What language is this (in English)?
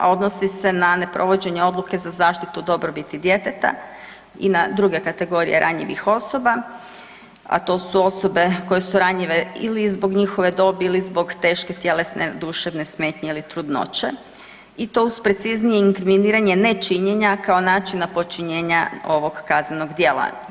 Croatian